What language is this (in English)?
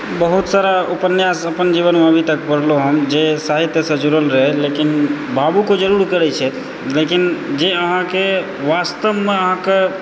Maithili